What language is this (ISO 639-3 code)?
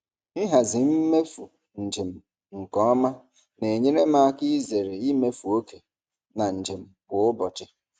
ibo